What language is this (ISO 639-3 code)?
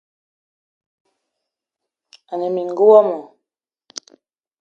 eto